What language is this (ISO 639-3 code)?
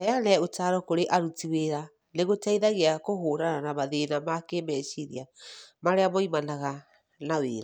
kik